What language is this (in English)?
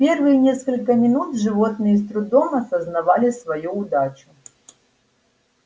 Russian